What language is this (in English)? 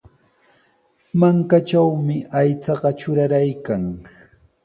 Sihuas Ancash Quechua